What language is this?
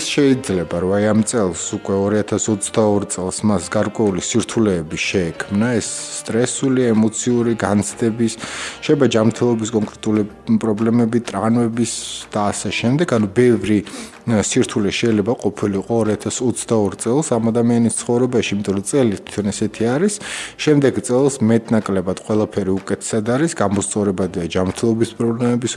Romanian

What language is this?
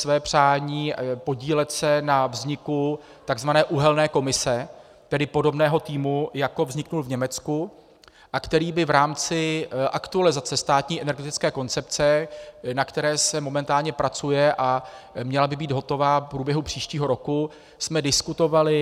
Czech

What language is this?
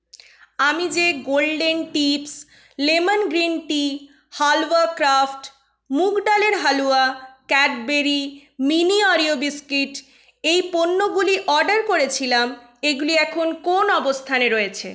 Bangla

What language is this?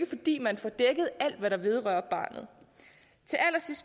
Danish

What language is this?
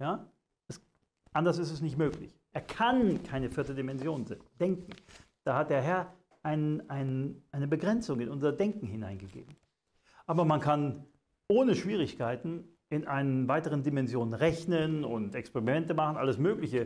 German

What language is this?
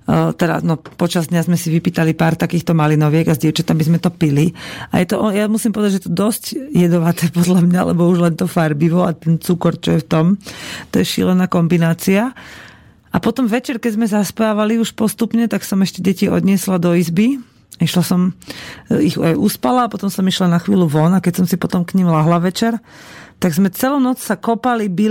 Slovak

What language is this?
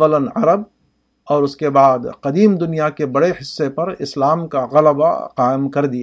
Urdu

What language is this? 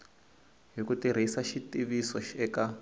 Tsonga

